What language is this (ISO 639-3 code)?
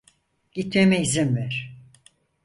tur